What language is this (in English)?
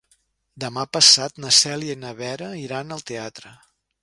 Catalan